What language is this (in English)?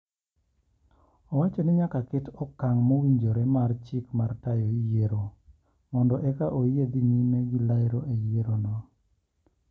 Luo (Kenya and Tanzania)